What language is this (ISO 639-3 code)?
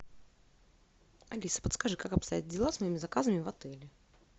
rus